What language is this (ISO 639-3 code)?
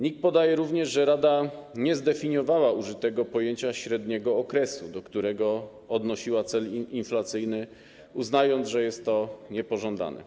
pol